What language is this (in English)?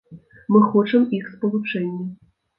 Belarusian